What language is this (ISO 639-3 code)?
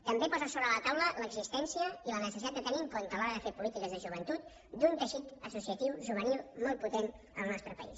cat